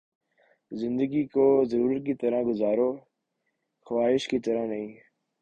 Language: Urdu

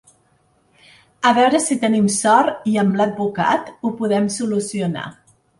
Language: Catalan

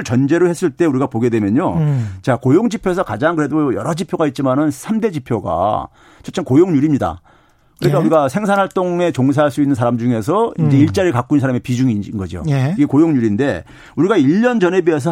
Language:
Korean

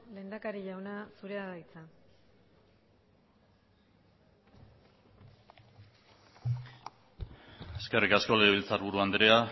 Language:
Basque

